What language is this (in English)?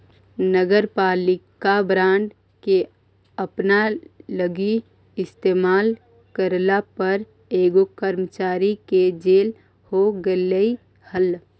Magahi